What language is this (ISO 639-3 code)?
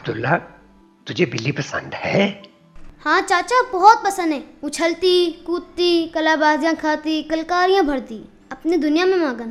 urd